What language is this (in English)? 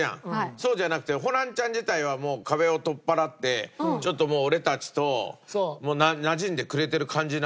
Japanese